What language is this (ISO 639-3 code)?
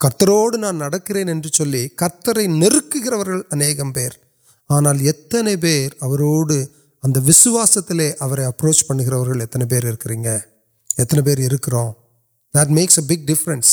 urd